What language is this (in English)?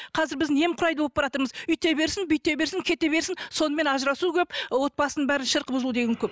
Kazakh